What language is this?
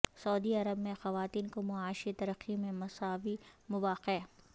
Urdu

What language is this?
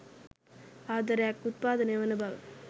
Sinhala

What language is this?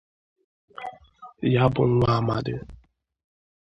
Igbo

